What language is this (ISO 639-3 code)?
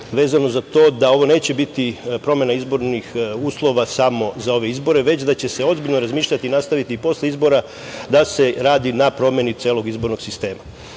srp